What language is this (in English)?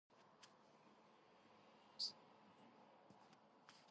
Georgian